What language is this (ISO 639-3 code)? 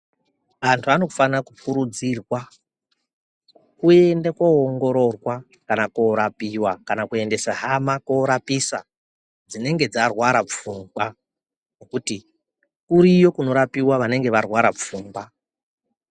ndc